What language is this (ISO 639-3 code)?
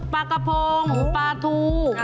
tha